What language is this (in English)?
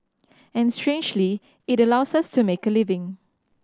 English